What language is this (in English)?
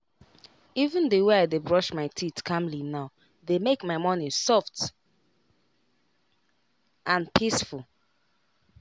Nigerian Pidgin